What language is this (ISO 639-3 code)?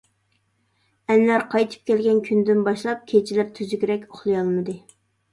uig